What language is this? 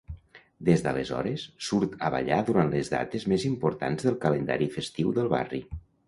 Catalan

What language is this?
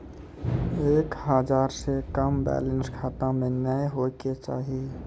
Maithili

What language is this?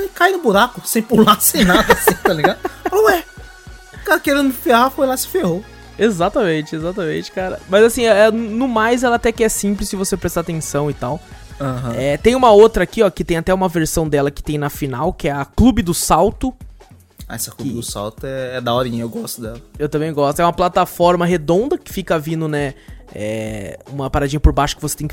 Portuguese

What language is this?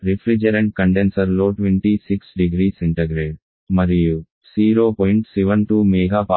Telugu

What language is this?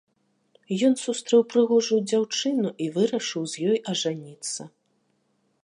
Belarusian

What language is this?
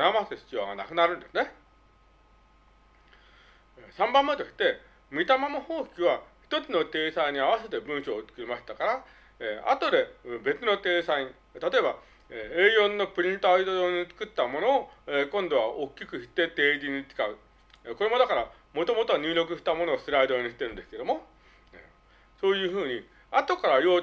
Japanese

